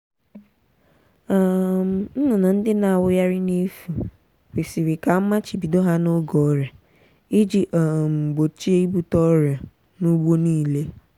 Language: Igbo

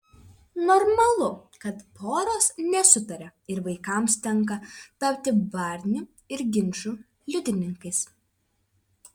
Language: Lithuanian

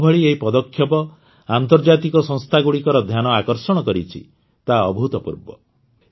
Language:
Odia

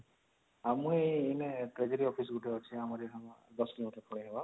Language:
Odia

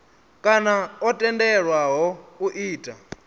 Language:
Venda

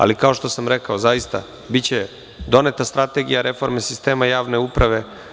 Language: Serbian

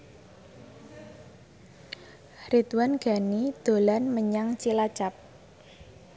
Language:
Javanese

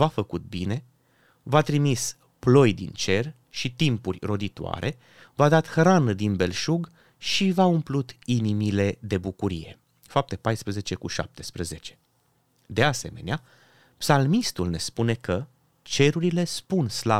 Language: Romanian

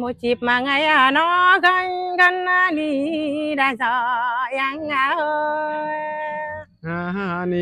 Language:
Vietnamese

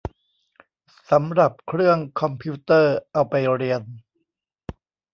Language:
Thai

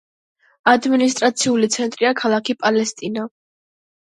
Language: Georgian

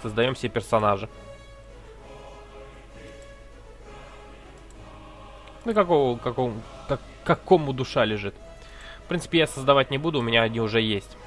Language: Russian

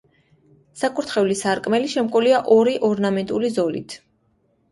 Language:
Georgian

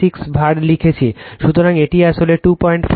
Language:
Bangla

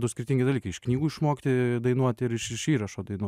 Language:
Lithuanian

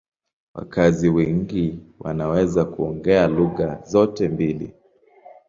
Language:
Swahili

